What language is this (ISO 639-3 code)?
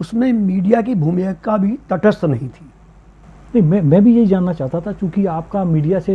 hin